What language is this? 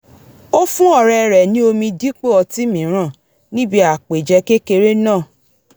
Yoruba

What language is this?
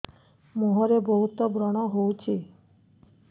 Odia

